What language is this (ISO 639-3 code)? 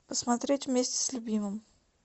rus